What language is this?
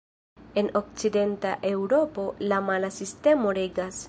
Esperanto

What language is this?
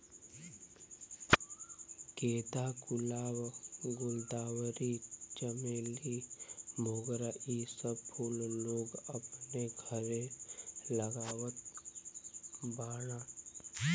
Bhojpuri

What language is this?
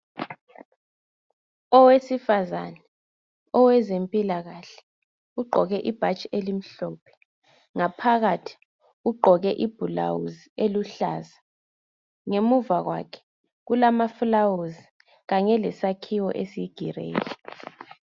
North Ndebele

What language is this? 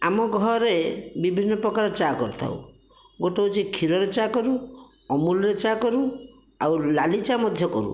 Odia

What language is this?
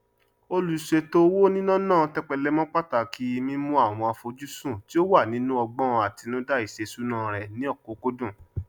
Yoruba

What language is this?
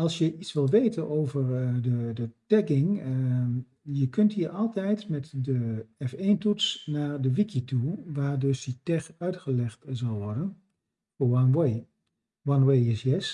Dutch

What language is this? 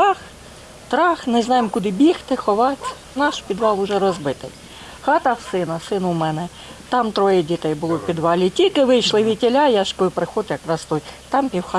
Ukrainian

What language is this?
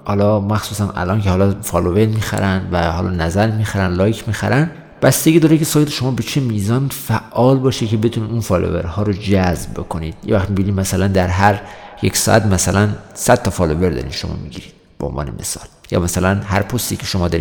Persian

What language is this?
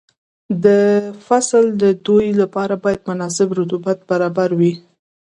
Pashto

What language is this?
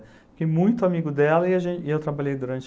Portuguese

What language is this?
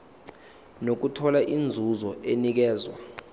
Zulu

